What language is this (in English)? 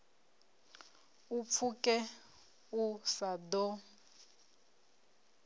Venda